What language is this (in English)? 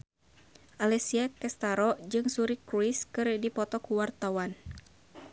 Sundanese